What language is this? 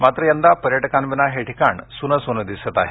Marathi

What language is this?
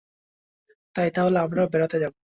Bangla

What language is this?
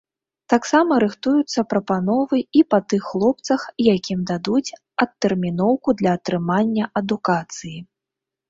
Belarusian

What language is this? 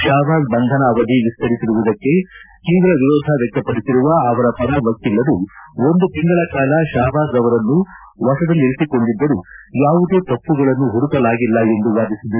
Kannada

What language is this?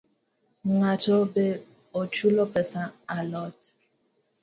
Luo (Kenya and Tanzania)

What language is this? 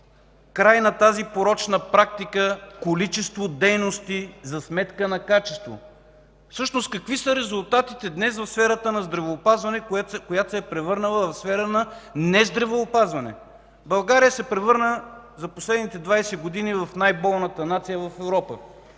Bulgarian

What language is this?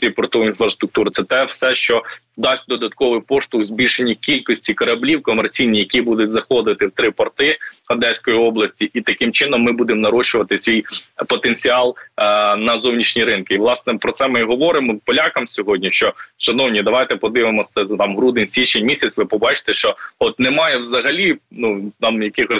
Ukrainian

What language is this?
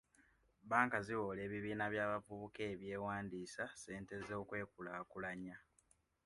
Ganda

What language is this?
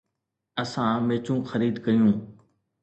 Sindhi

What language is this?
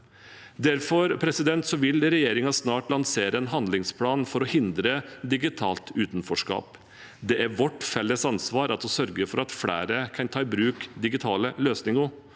Norwegian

